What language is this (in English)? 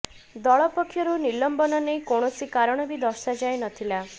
Odia